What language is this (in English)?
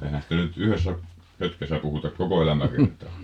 Finnish